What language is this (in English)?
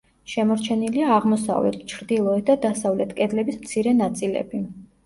Georgian